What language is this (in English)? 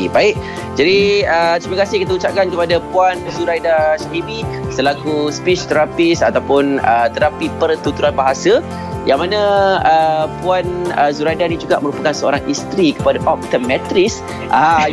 Malay